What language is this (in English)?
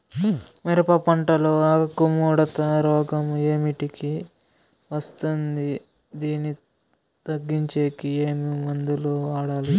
Telugu